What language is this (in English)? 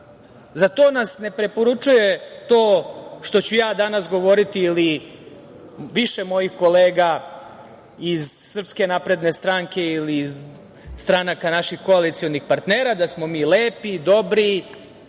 Serbian